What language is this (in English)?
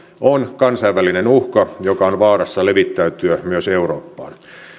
Finnish